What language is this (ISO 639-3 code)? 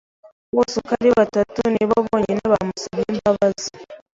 kin